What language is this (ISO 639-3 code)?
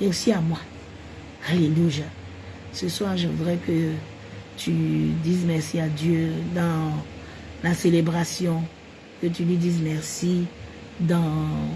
fra